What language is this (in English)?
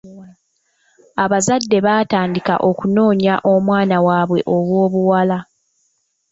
Ganda